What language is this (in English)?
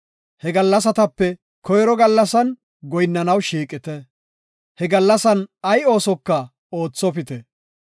Gofa